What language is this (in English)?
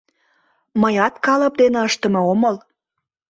Mari